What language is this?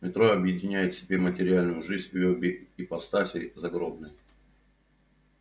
Russian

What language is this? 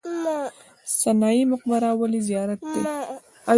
Pashto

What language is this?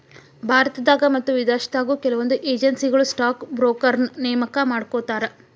Kannada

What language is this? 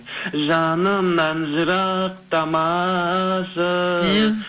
Kazakh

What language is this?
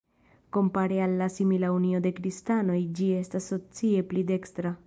Esperanto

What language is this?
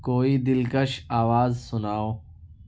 Urdu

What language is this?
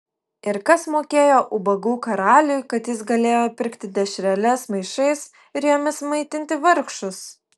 Lithuanian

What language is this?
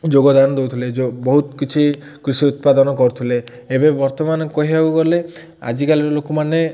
Odia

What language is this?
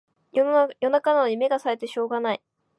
Japanese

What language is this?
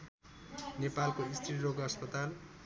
Nepali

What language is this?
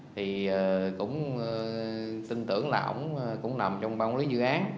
Vietnamese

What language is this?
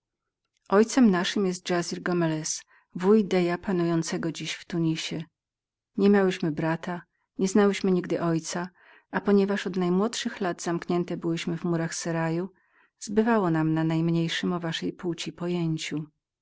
Polish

